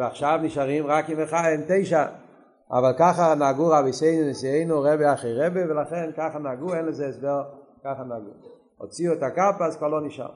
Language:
Hebrew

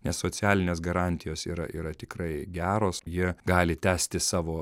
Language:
Lithuanian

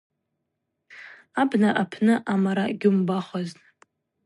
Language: Abaza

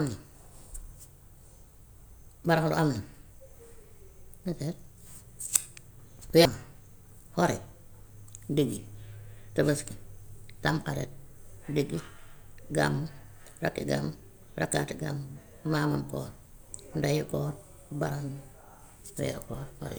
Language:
Gambian Wolof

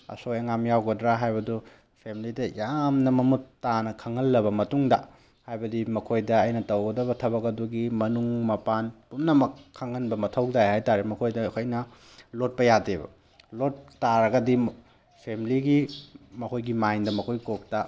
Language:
Manipuri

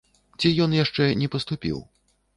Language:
Belarusian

